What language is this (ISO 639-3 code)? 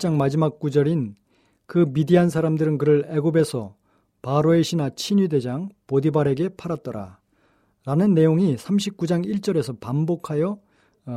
kor